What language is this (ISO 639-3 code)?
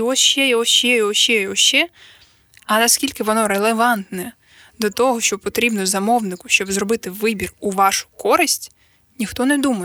ukr